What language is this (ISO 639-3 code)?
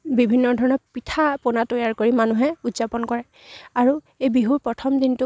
asm